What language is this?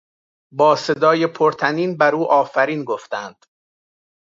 Persian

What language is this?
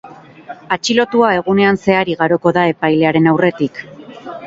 Basque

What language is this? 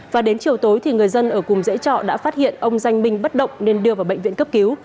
Vietnamese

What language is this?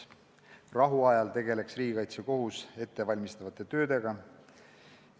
Estonian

